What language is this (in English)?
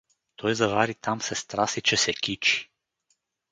Bulgarian